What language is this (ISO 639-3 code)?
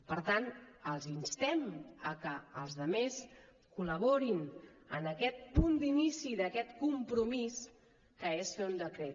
cat